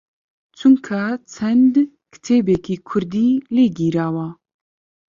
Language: Central Kurdish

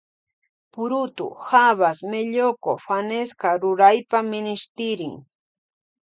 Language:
Loja Highland Quichua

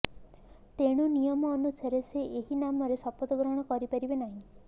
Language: Odia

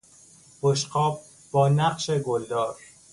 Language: Persian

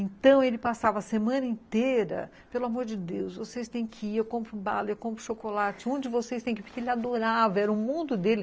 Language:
Portuguese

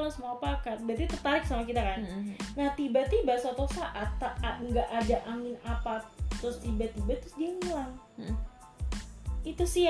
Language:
Indonesian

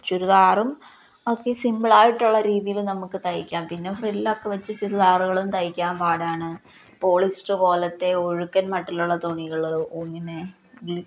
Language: Malayalam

